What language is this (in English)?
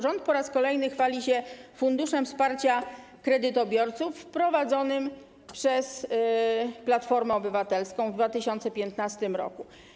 Polish